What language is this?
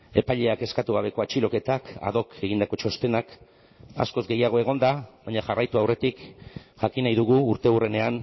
Basque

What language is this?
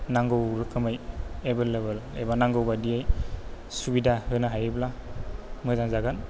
Bodo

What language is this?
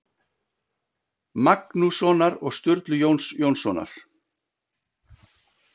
Icelandic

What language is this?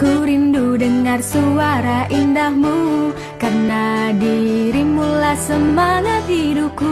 Indonesian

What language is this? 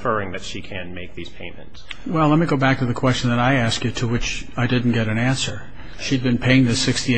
English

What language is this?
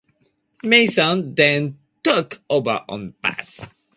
English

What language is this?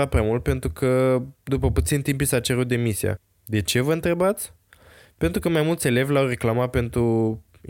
Romanian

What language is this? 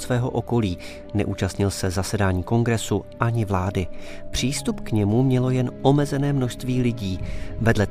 Czech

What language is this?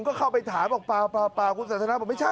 Thai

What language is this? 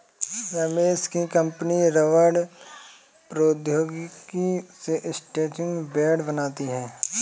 Hindi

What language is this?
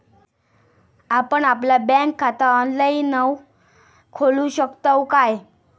Marathi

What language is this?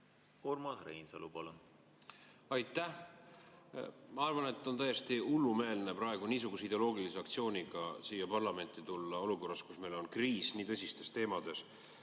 Estonian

